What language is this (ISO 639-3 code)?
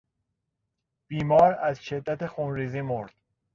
fas